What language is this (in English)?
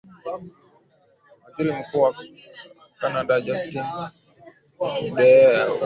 Swahili